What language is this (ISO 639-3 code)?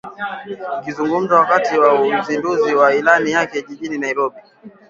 swa